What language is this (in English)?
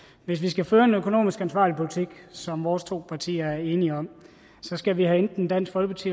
Danish